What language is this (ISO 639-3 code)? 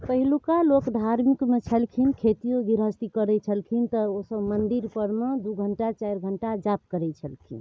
mai